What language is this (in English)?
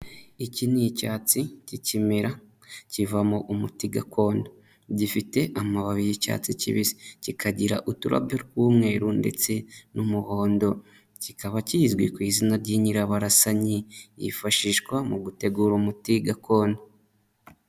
Kinyarwanda